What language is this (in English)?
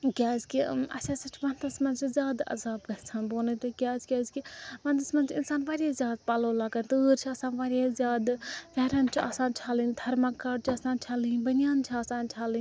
Kashmiri